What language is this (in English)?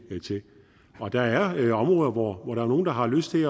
Danish